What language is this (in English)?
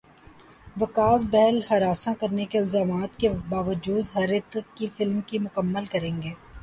Urdu